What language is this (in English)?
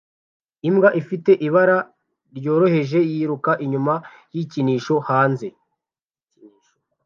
Kinyarwanda